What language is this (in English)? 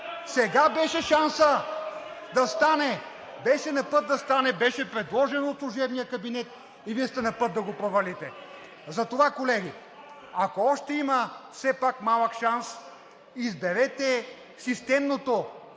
Bulgarian